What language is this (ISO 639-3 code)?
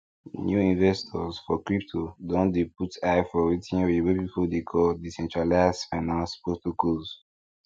pcm